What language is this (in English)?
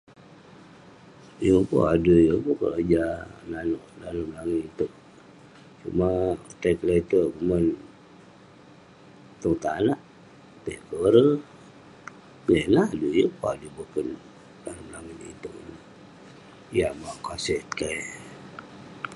Western Penan